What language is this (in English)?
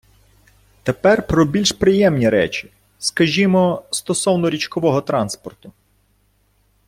Ukrainian